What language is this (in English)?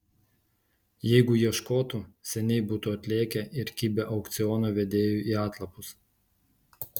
Lithuanian